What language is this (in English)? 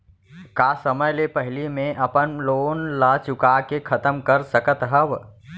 Chhattisgarhi